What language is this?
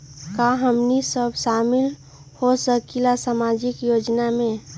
Magahi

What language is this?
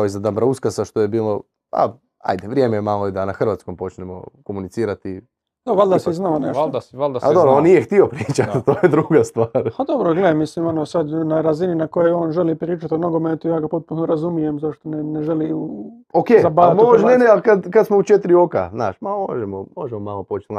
Croatian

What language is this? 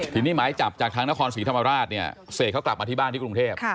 Thai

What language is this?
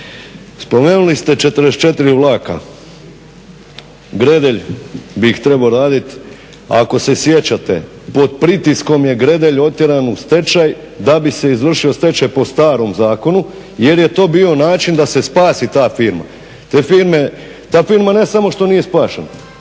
Croatian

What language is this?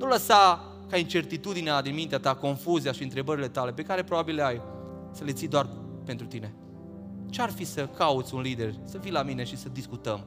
Romanian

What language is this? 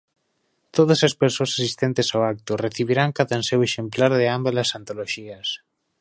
Galician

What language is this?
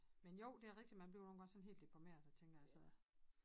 Danish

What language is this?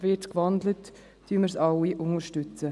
Swiss German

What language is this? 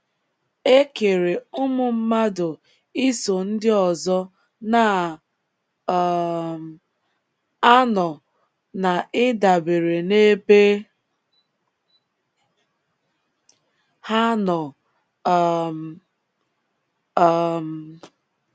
Igbo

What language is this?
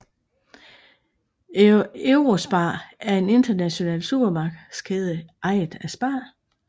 Danish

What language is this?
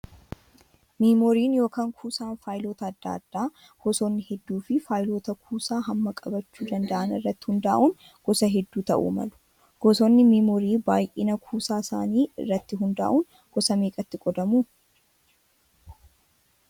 Oromo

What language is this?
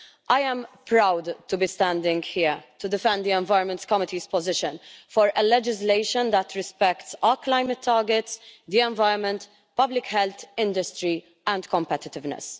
English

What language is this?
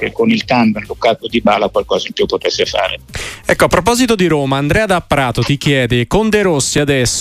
Italian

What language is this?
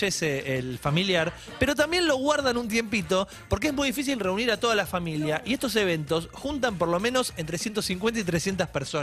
Spanish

